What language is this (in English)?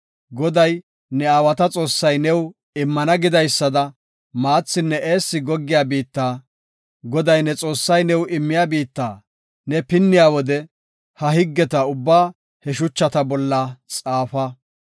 Gofa